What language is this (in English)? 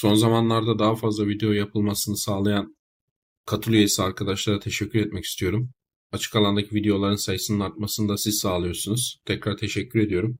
Turkish